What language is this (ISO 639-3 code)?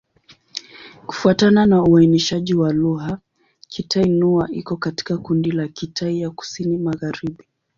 swa